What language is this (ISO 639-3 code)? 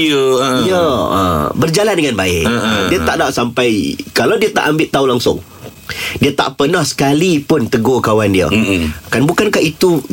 msa